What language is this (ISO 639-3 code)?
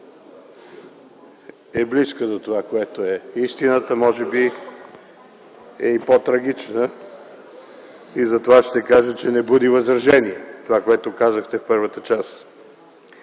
bul